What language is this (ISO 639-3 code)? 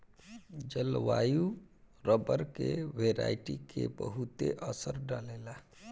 bho